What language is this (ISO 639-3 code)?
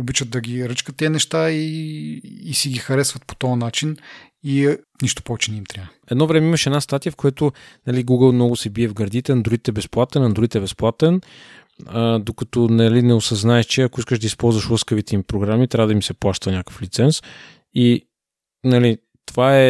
bul